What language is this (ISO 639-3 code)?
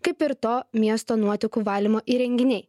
lit